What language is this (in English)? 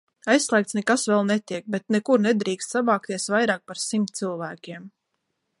Latvian